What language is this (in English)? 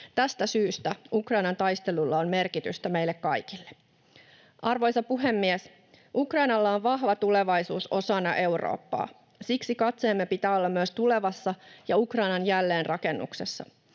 Finnish